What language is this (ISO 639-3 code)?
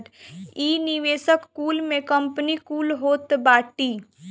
bho